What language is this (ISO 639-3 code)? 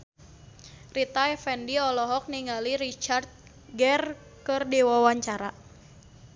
sun